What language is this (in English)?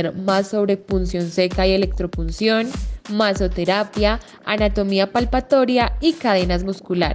Spanish